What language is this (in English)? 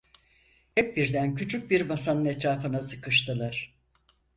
Turkish